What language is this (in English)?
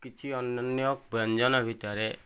Odia